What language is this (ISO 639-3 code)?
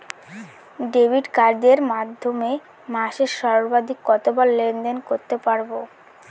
ben